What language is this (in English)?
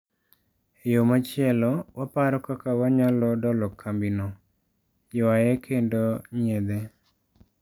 Luo (Kenya and Tanzania)